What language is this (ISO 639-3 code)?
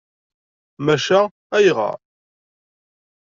kab